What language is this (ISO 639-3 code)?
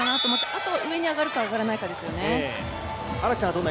jpn